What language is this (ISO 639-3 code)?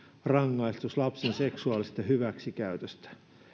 fin